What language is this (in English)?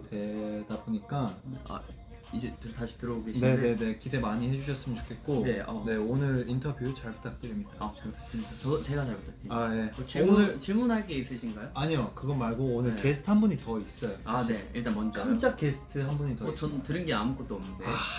Korean